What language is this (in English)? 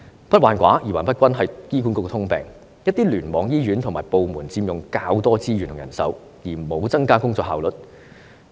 Cantonese